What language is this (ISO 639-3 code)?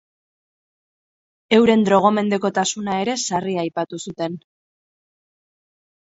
eus